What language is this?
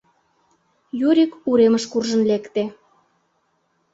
Mari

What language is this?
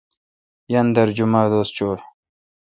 Kalkoti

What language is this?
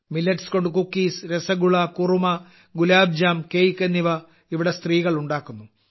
Malayalam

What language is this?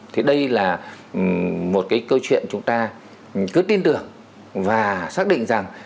Vietnamese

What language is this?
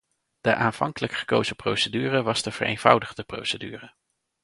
Dutch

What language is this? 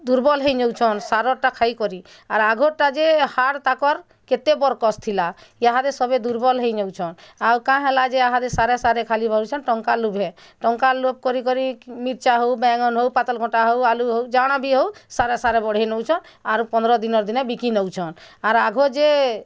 Odia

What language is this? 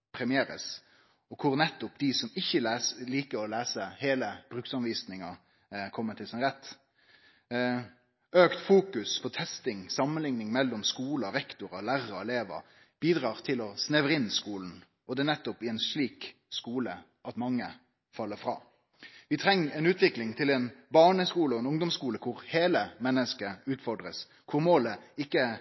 Norwegian Nynorsk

